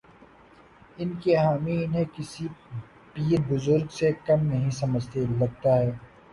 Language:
Urdu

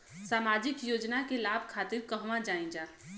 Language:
Bhojpuri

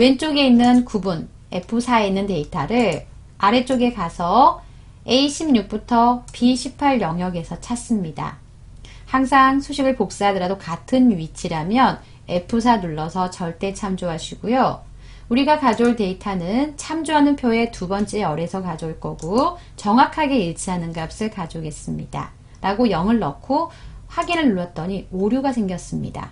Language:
Korean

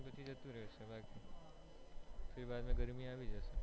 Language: Gujarati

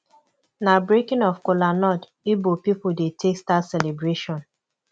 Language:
Nigerian Pidgin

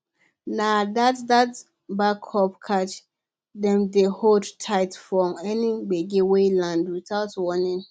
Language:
Nigerian Pidgin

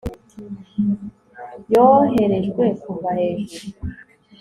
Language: Kinyarwanda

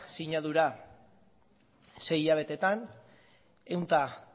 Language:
Basque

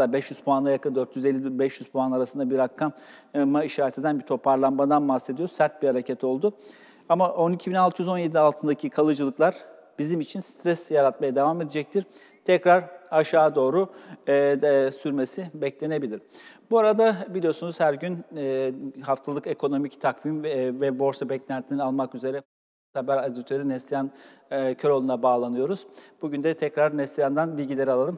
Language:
Turkish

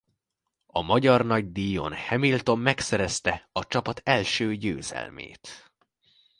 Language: Hungarian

